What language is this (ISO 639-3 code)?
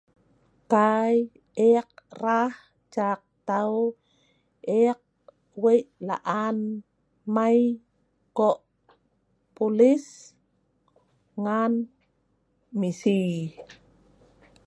snv